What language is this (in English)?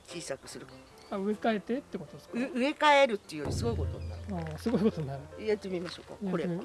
Japanese